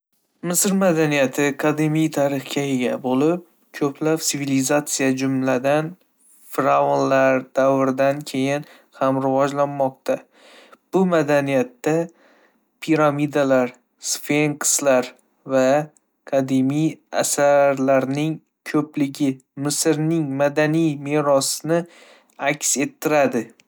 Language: Uzbek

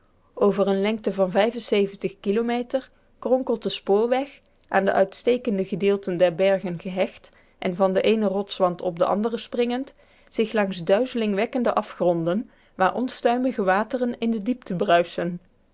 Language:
Dutch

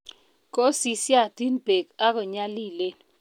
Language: Kalenjin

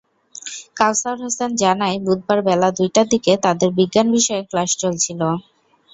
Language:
Bangla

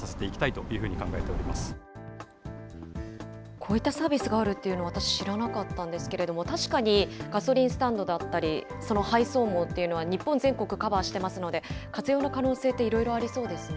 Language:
Japanese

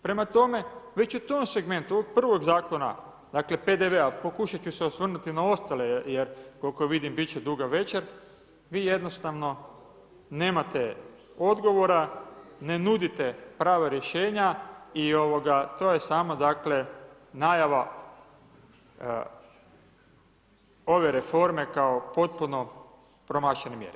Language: Croatian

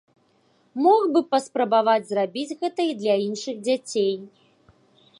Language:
Belarusian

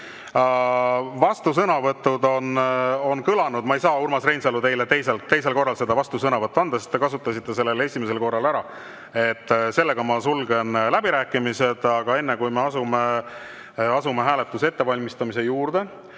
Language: Estonian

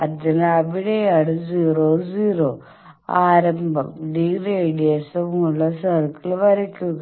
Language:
Malayalam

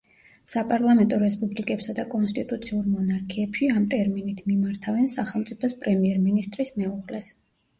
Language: Georgian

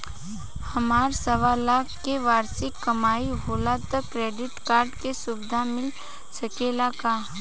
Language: Bhojpuri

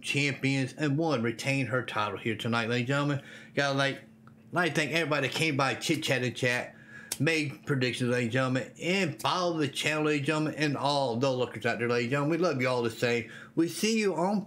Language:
English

